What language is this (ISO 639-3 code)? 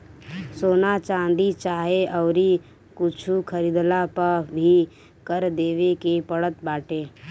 bho